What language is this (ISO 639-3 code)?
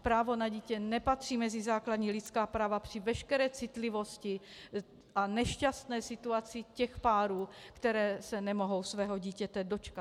ces